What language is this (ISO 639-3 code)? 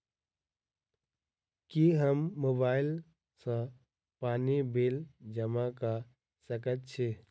mai